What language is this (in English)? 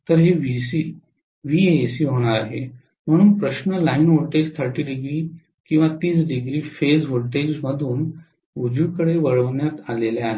Marathi